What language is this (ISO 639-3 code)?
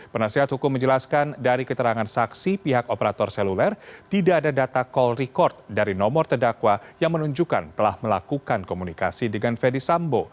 ind